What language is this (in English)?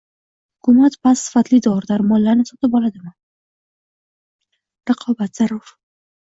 Uzbek